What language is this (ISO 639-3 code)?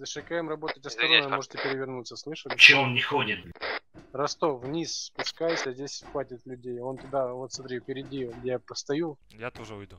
rus